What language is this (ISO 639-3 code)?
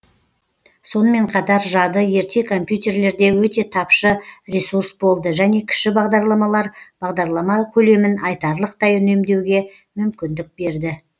kaz